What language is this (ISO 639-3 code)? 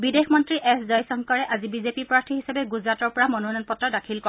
asm